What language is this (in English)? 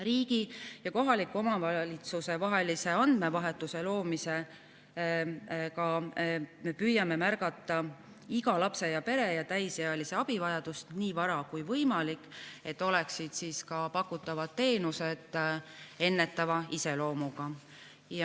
Estonian